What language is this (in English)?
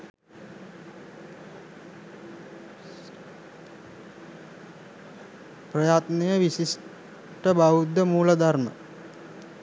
Sinhala